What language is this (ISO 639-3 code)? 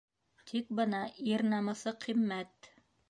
bak